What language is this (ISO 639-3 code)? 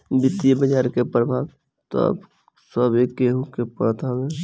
bho